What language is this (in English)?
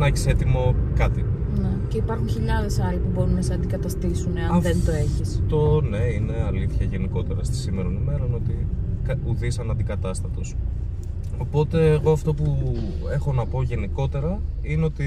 Greek